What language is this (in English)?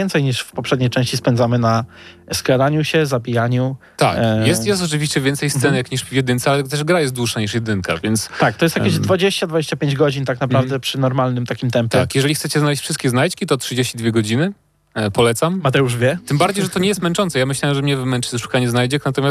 Polish